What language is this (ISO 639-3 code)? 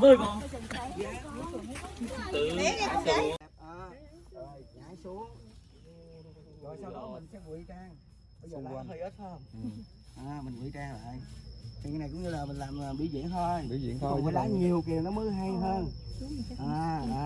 vie